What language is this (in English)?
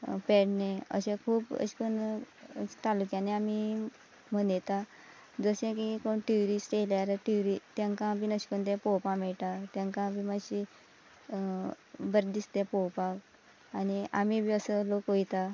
Konkani